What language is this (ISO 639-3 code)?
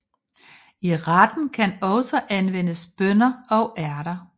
dan